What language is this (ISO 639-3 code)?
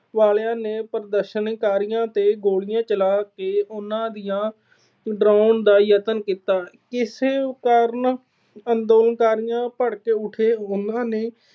pan